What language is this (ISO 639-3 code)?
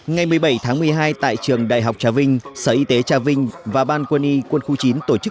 vie